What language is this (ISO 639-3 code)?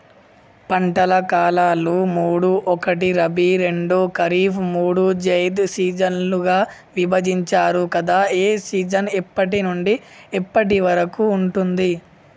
tel